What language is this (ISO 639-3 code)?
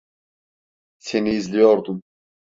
tur